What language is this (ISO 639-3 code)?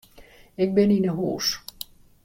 fry